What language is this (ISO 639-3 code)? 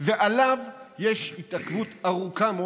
heb